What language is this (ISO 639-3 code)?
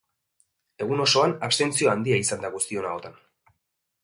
eus